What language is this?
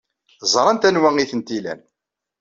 Kabyle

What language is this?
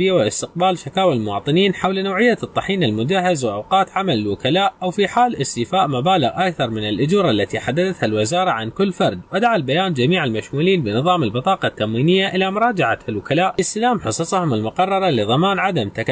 Arabic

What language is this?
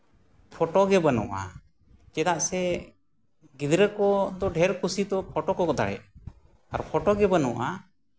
Santali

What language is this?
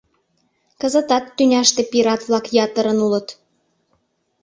Mari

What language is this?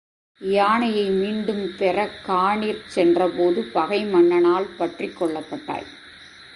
Tamil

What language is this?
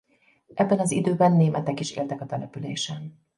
Hungarian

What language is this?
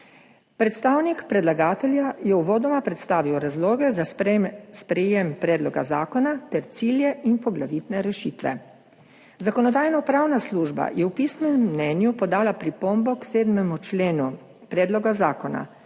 Slovenian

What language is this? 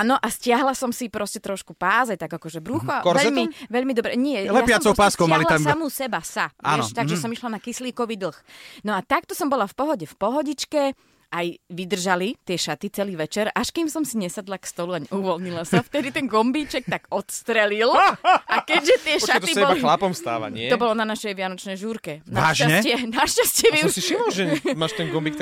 Slovak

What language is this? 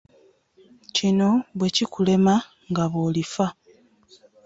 Ganda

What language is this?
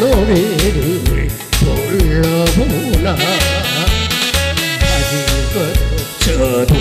Korean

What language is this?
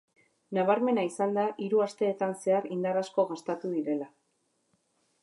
Basque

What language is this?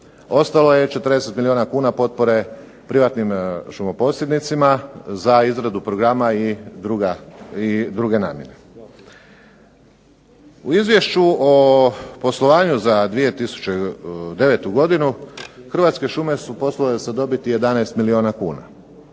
Croatian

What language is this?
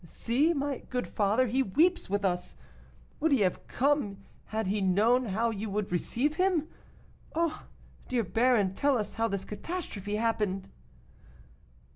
English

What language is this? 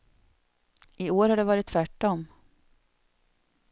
Swedish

